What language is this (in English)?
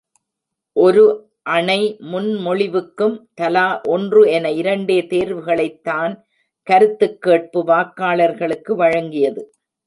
Tamil